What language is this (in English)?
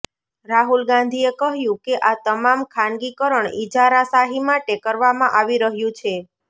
Gujarati